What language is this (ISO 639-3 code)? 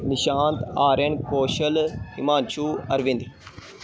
pan